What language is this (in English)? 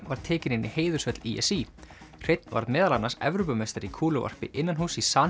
Icelandic